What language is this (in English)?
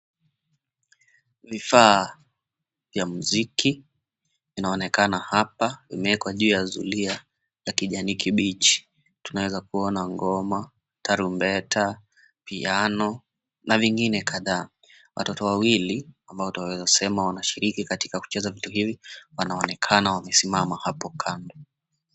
Swahili